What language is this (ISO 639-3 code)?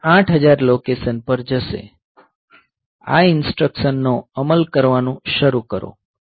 guj